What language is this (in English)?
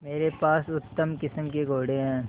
Hindi